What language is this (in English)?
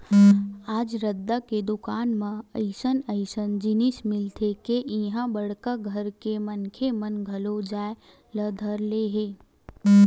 Chhattisgarhi